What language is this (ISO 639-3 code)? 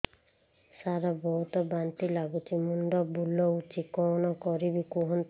ori